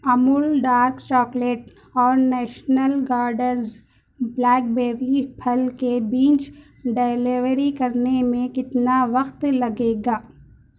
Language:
Urdu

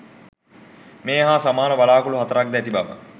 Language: Sinhala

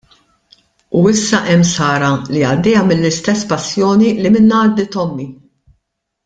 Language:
Maltese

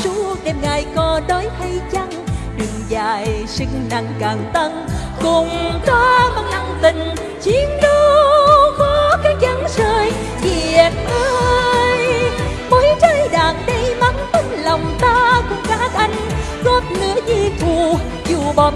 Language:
Vietnamese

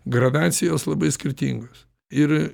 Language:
Lithuanian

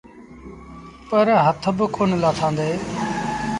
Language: Sindhi Bhil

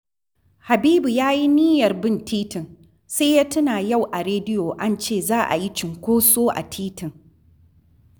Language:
Hausa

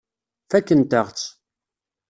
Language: Kabyle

